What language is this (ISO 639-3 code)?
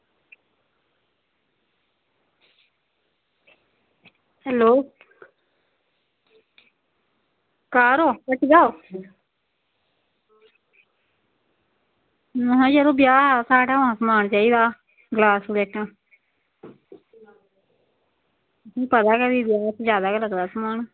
doi